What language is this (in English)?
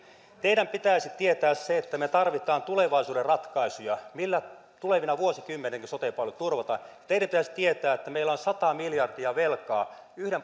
Finnish